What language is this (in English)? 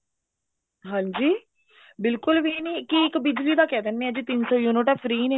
Punjabi